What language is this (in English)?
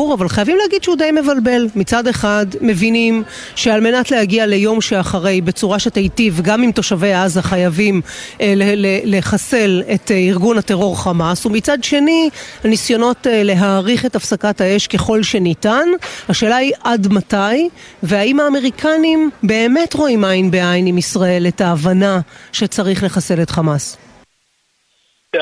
Hebrew